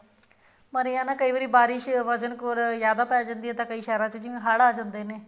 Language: Punjabi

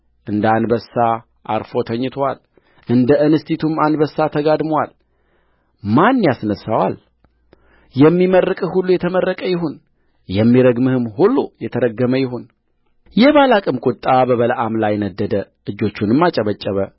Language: Amharic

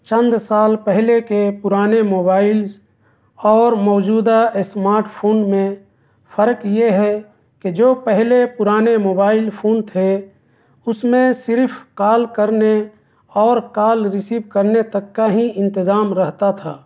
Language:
Urdu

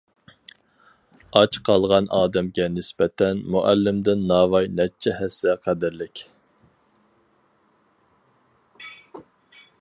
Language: Uyghur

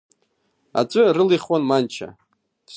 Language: Abkhazian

